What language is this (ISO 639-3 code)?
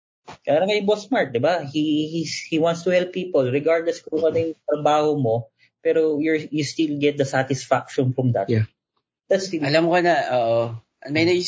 fil